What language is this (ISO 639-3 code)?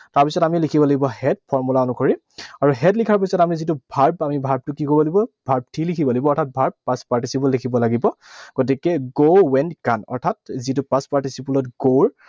asm